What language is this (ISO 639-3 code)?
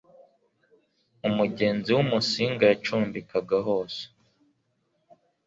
kin